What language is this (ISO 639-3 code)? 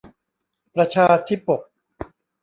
tha